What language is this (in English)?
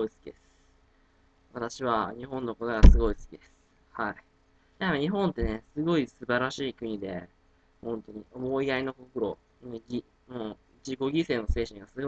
Japanese